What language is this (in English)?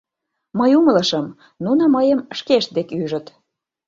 Mari